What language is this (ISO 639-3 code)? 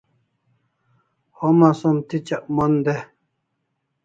kls